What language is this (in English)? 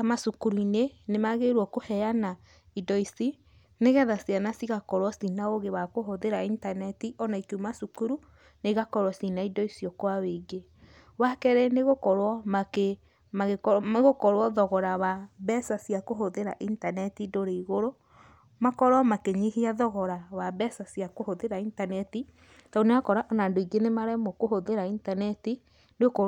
Kikuyu